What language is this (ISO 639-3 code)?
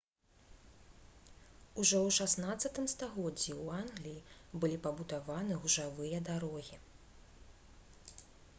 bel